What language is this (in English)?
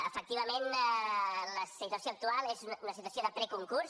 Catalan